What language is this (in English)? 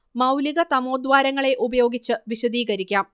Malayalam